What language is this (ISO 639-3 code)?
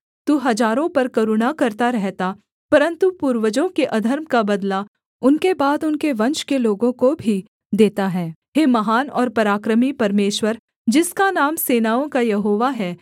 hin